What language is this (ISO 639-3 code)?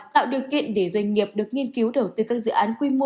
vie